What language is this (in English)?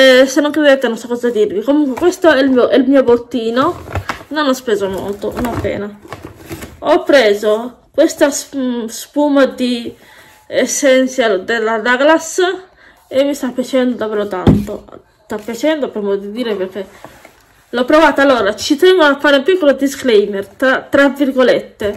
Italian